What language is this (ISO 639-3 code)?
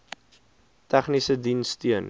afr